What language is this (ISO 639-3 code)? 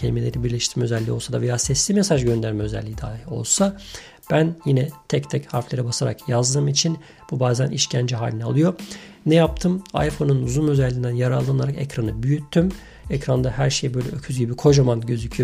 tur